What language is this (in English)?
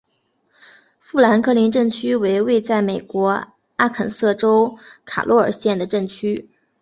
Chinese